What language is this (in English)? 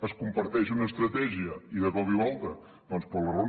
Catalan